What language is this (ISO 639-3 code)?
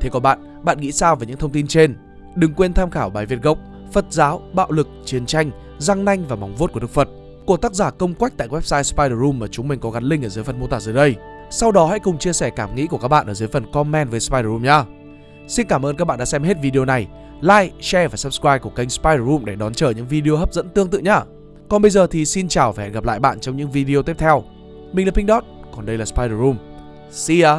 vie